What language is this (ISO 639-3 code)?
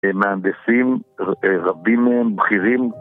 heb